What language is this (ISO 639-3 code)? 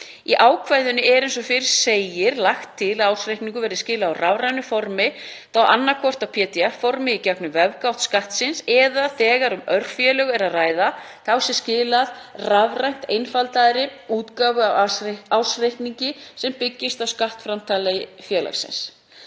isl